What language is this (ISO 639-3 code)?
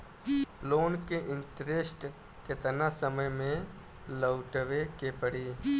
bho